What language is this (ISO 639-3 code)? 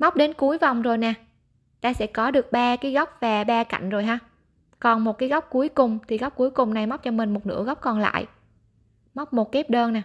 vie